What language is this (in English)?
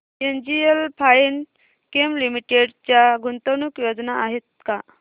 Marathi